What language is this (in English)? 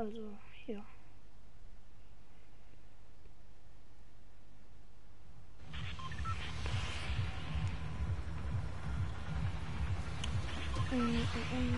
German